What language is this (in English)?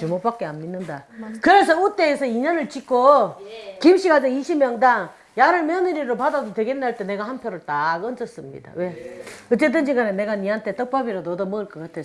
Korean